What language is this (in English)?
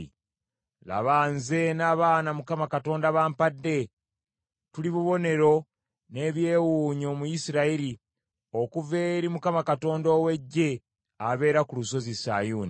Ganda